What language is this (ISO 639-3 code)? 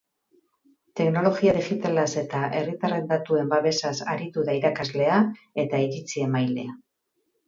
eus